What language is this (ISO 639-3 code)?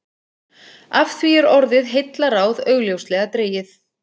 isl